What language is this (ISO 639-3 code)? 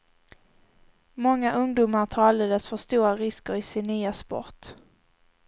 swe